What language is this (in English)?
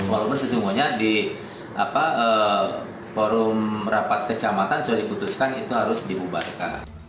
Indonesian